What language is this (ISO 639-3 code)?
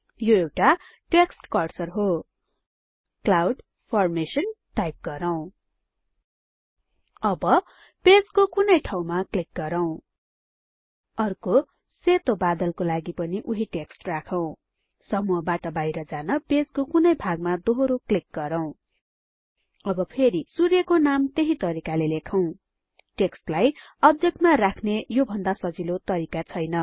nep